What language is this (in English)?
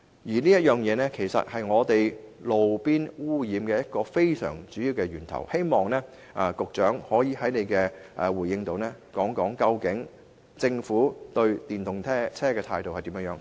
Cantonese